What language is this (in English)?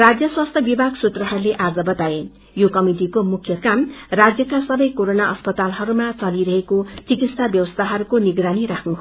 Nepali